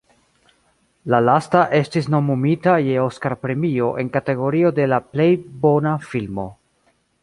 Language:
Esperanto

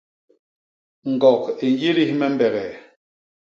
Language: Basaa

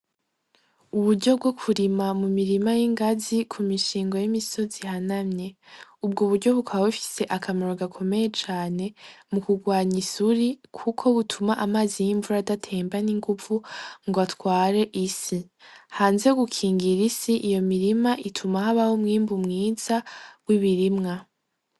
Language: Rundi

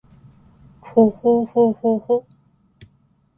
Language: Japanese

